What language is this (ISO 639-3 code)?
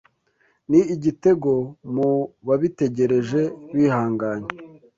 kin